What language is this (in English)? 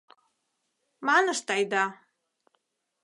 Mari